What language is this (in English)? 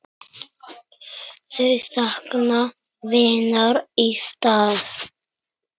Icelandic